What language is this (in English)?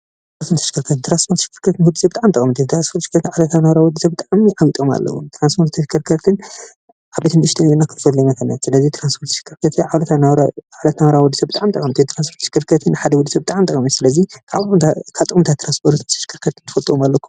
Tigrinya